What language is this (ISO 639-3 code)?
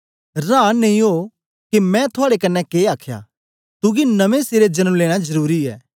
doi